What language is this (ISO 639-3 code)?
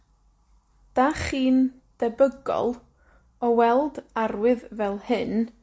cym